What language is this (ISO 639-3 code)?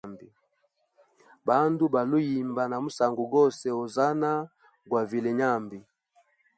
hem